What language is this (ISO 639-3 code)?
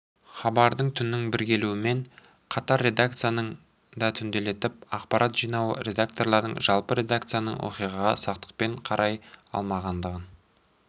kaz